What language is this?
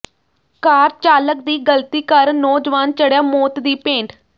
Punjabi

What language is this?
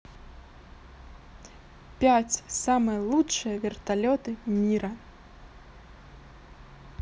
Russian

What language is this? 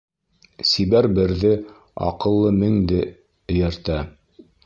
Bashkir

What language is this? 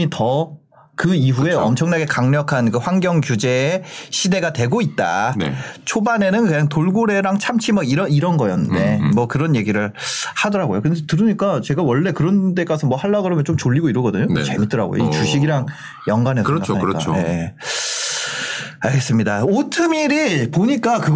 Korean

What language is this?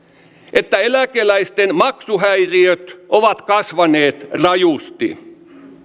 Finnish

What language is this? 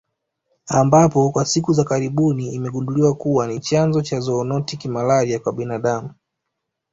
Swahili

